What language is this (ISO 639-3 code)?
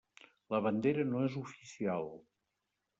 cat